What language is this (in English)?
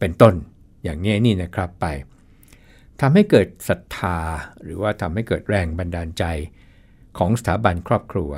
Thai